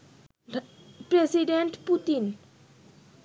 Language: Bangla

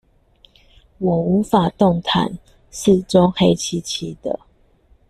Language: Chinese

